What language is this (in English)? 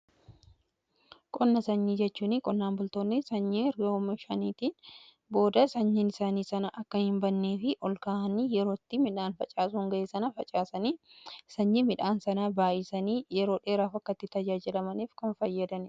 Oromo